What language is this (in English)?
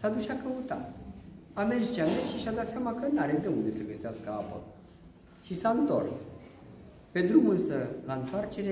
Romanian